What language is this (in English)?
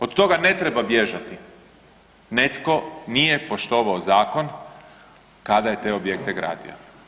Croatian